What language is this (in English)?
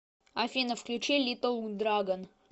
Russian